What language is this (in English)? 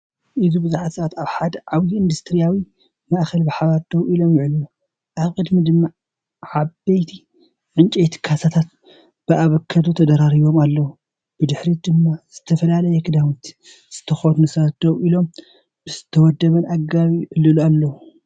Tigrinya